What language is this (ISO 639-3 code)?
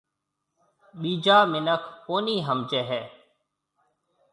mve